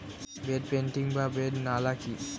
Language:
Bangla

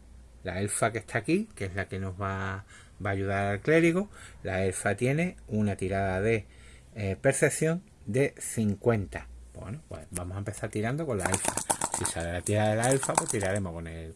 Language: Spanish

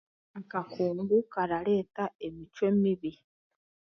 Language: Chiga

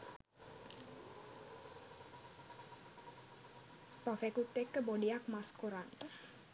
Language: Sinhala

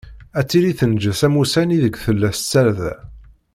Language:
Kabyle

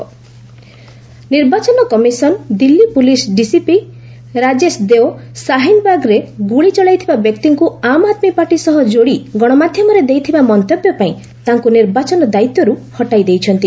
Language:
Odia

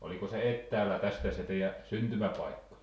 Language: Finnish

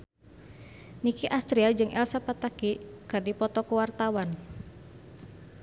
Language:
Sundanese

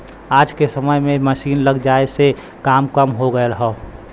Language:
Bhojpuri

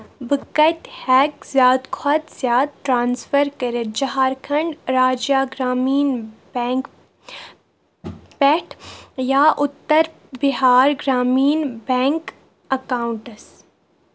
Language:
Kashmiri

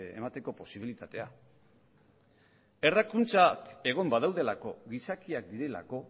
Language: Basque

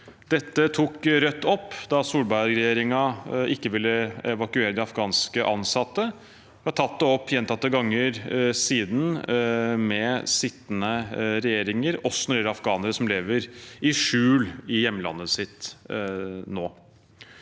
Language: Norwegian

